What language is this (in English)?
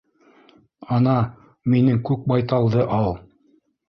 Bashkir